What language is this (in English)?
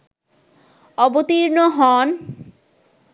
Bangla